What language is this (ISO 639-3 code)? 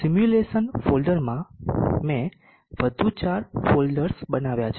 guj